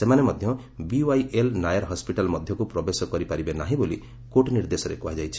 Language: Odia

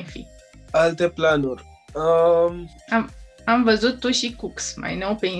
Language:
Romanian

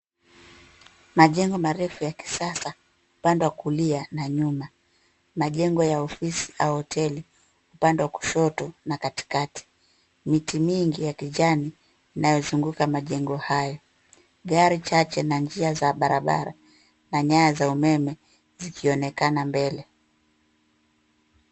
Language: Swahili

